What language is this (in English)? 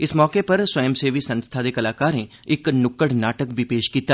Dogri